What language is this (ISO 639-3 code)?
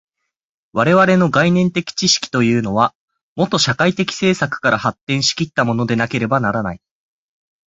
jpn